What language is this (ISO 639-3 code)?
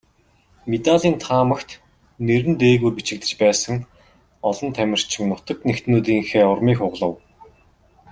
mon